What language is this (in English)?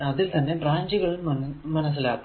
Malayalam